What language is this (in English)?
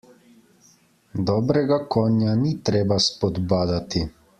Slovenian